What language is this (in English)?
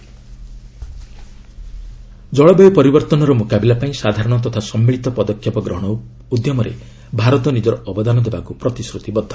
Odia